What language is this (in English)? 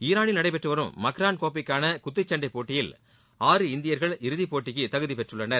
Tamil